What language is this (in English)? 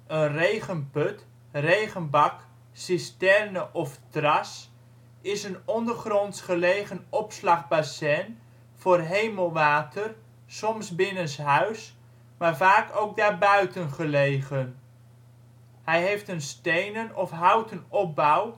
Dutch